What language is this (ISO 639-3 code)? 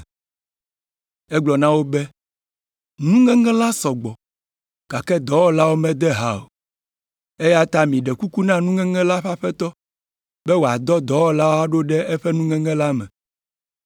ewe